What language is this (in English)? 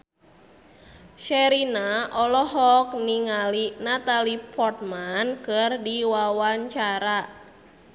Sundanese